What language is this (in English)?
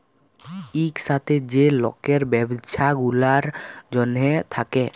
Bangla